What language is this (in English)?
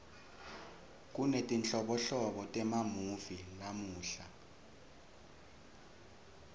Swati